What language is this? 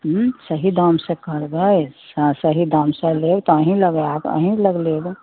Maithili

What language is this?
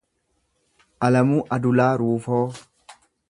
Oromo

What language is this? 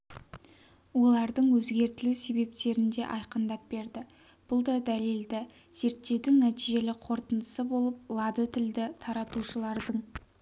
Kazakh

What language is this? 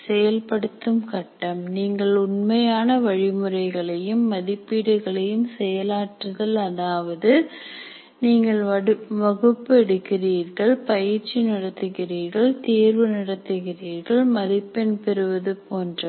Tamil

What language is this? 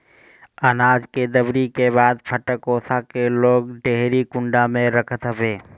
Bhojpuri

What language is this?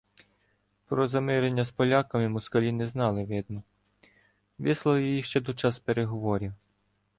Ukrainian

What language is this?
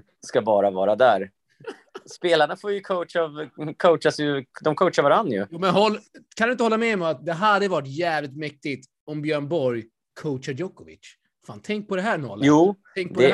Swedish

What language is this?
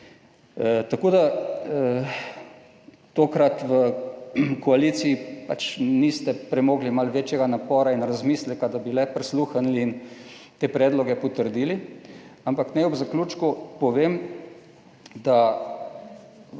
Slovenian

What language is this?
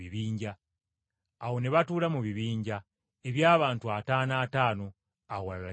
Ganda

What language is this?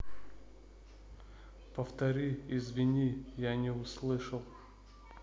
Russian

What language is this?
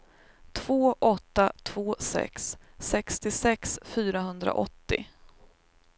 Swedish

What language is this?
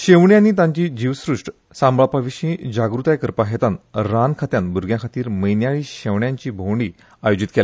Konkani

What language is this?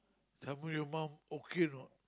English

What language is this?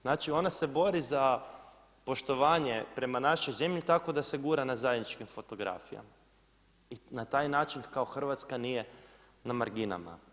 Croatian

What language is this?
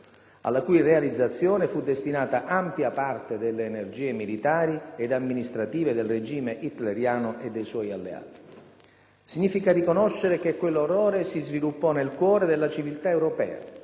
Italian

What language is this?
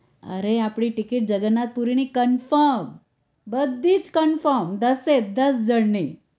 Gujarati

